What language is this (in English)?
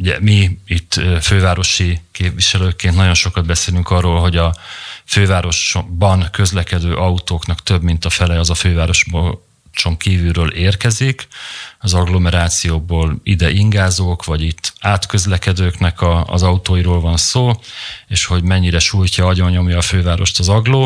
Hungarian